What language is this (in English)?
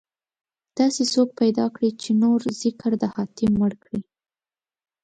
Pashto